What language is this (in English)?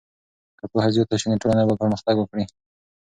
Pashto